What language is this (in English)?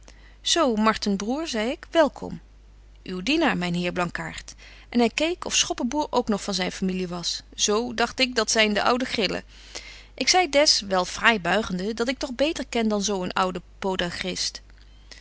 Dutch